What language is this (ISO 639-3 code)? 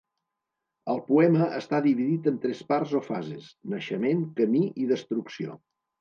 cat